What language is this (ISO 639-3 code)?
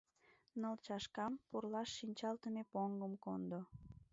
chm